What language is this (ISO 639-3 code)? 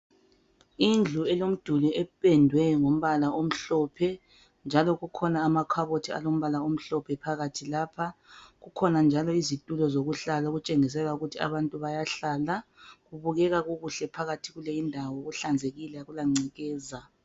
nde